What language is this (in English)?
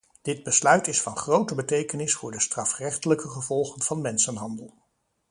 Dutch